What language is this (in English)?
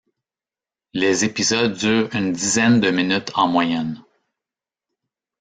French